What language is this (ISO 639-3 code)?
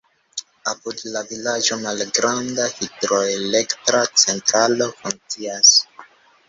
epo